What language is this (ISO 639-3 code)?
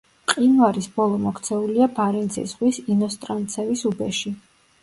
kat